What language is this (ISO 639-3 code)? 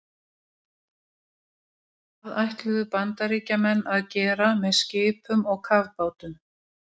isl